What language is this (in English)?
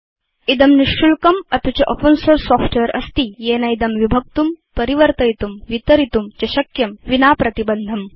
Sanskrit